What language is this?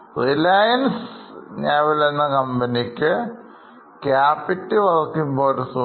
Malayalam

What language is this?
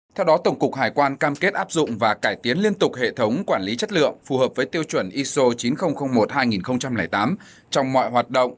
Vietnamese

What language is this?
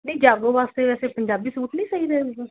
Punjabi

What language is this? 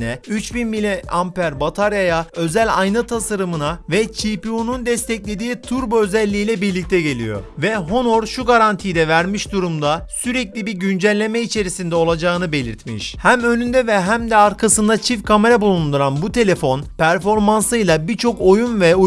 Turkish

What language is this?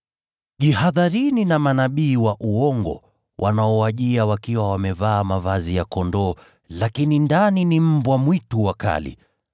Swahili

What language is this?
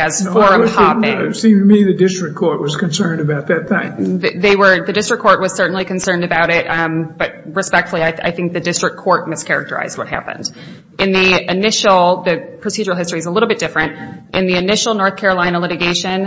English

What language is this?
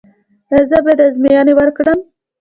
Pashto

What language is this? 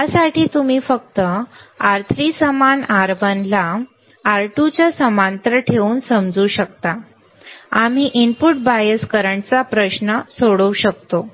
Marathi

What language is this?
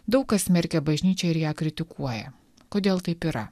Lithuanian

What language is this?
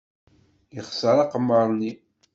Kabyle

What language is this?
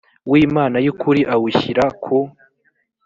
Kinyarwanda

